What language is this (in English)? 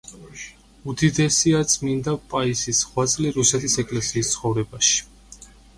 Georgian